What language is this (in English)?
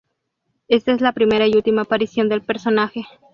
Spanish